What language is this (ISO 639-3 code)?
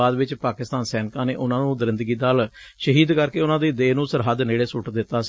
pan